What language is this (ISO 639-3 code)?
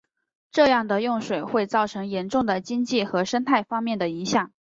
zho